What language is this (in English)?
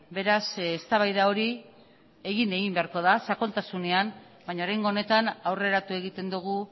Basque